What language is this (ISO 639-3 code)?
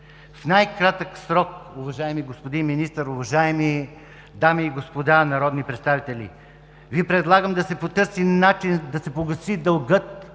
bul